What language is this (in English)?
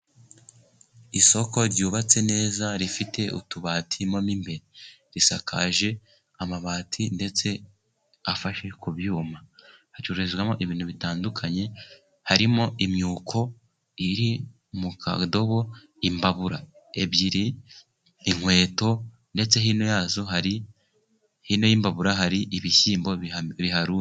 Kinyarwanda